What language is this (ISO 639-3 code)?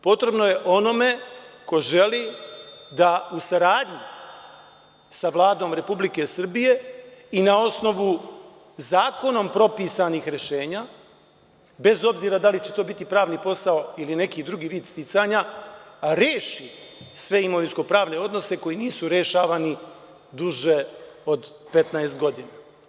srp